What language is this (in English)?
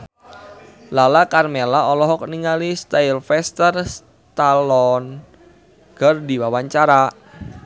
Sundanese